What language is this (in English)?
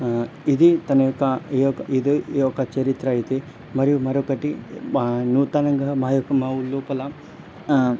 Telugu